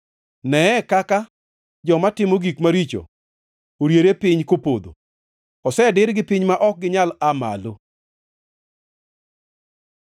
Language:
Luo (Kenya and Tanzania)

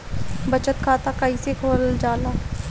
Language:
Bhojpuri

